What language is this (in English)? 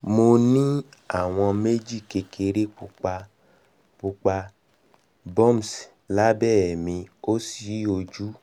Yoruba